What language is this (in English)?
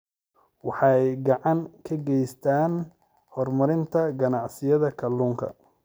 Somali